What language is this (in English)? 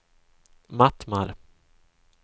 Swedish